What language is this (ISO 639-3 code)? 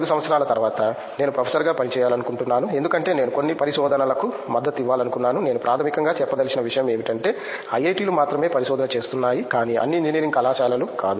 tel